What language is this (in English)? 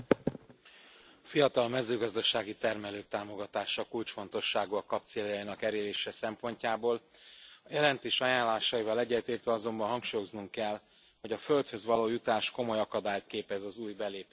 Hungarian